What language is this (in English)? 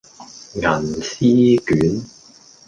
Cantonese